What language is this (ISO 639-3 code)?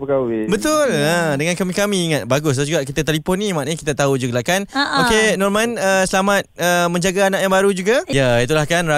msa